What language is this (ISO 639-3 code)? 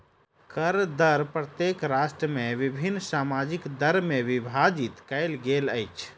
mai